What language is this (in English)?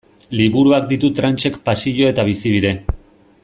Basque